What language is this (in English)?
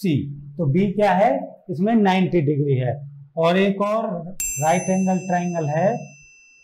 Hindi